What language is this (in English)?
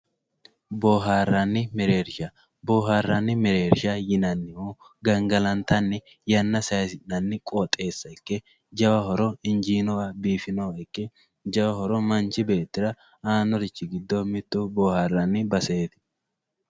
Sidamo